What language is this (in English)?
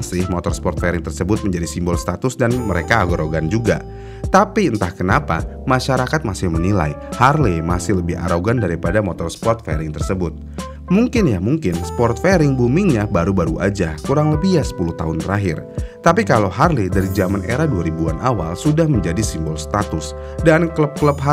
Indonesian